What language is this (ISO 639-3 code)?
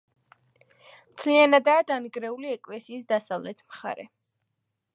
kat